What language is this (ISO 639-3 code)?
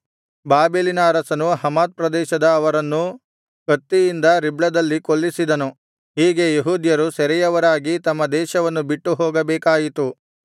kan